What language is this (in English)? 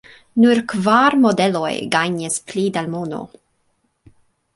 Esperanto